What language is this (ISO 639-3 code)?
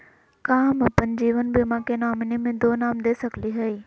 mag